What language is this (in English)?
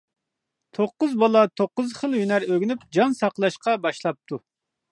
Uyghur